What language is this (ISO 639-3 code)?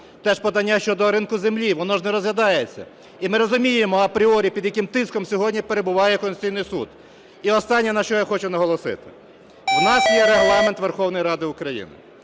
ukr